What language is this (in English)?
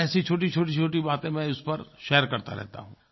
Hindi